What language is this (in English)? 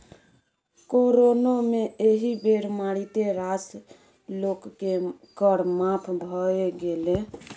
Maithili